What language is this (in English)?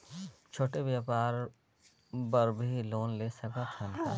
Chhattisgarhi